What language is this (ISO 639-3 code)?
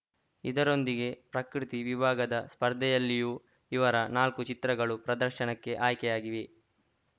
kan